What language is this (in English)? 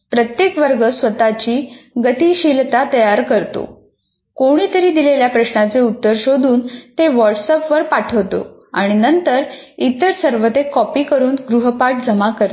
Marathi